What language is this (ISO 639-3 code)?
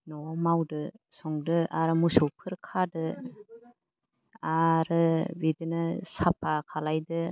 brx